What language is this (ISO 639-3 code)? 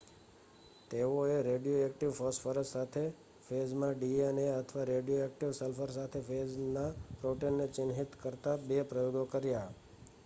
guj